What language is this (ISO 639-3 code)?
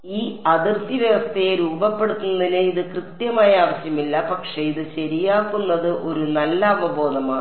mal